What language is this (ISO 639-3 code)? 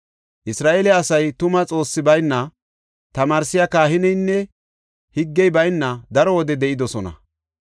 gof